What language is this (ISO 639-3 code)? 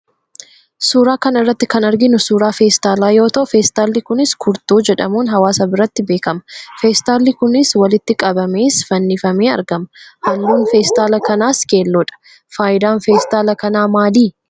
orm